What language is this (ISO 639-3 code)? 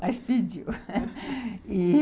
por